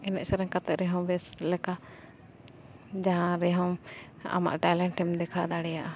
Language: Santali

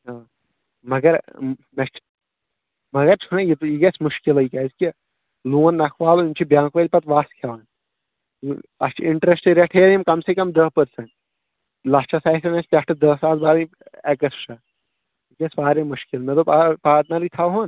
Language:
Kashmiri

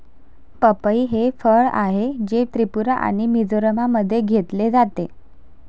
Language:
Marathi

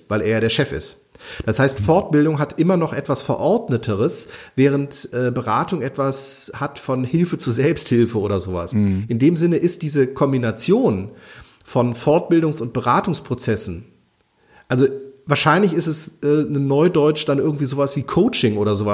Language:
German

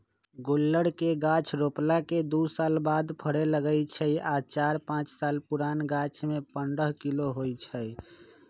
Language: Magahi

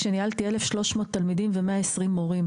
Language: Hebrew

